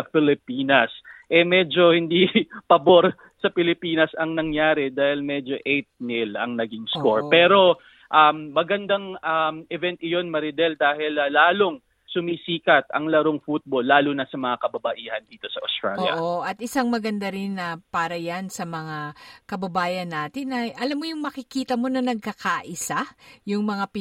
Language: Filipino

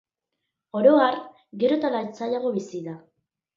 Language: Basque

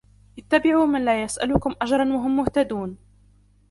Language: Arabic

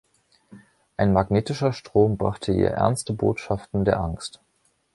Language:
German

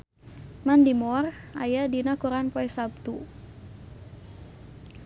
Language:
Sundanese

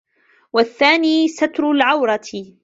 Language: Arabic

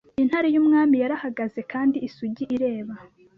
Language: Kinyarwanda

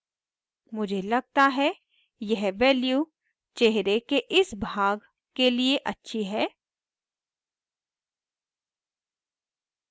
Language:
Hindi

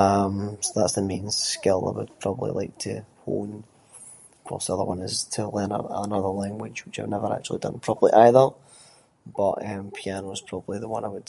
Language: Scots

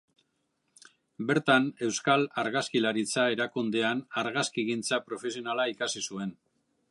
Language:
Basque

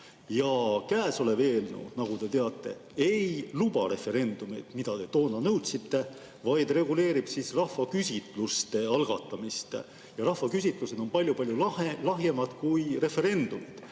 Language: Estonian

